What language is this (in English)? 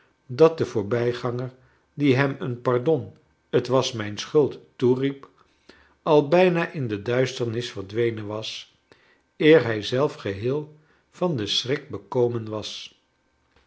Dutch